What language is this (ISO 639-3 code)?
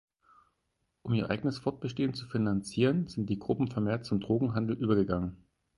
deu